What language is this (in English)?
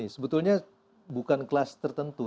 Indonesian